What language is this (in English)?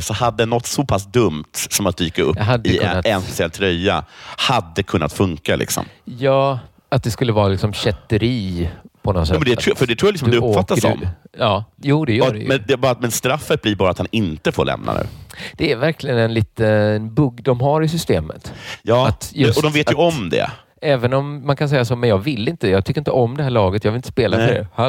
Swedish